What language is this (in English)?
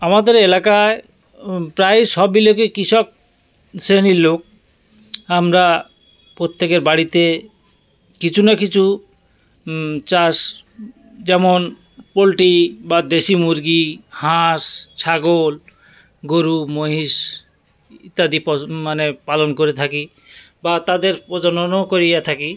Bangla